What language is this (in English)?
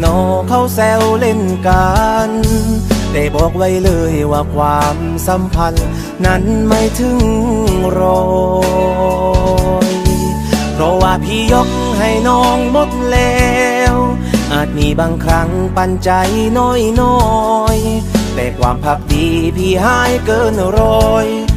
Thai